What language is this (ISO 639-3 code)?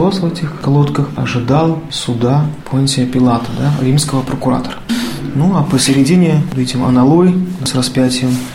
rus